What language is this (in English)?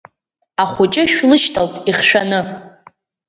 Abkhazian